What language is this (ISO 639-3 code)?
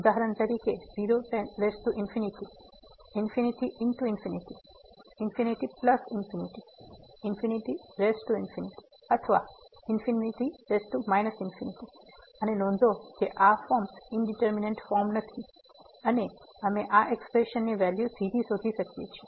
guj